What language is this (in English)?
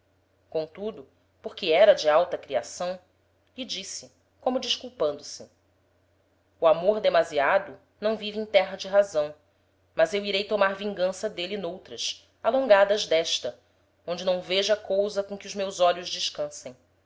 Portuguese